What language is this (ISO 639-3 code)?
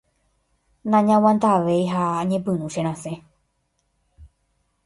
grn